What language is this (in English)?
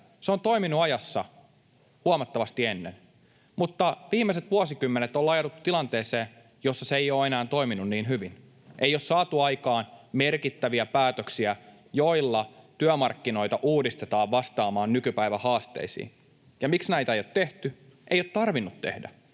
Finnish